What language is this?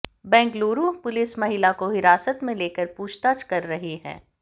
Hindi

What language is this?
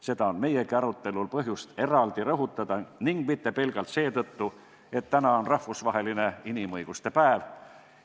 Estonian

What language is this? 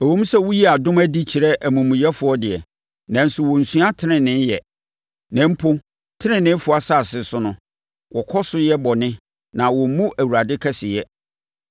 Akan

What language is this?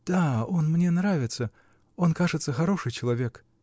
Russian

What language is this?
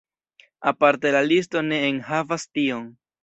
Esperanto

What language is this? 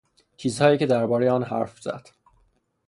Persian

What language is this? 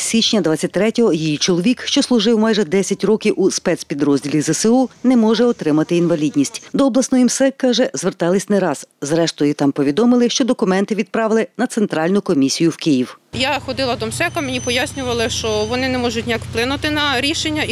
Ukrainian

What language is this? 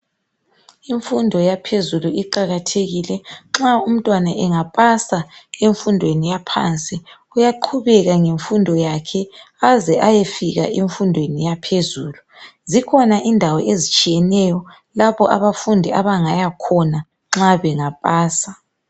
North Ndebele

